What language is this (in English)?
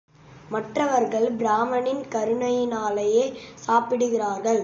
Tamil